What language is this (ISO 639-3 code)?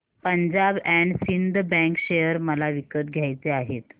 mar